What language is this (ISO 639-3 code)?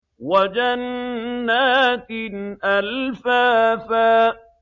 ara